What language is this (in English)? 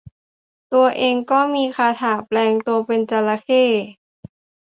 Thai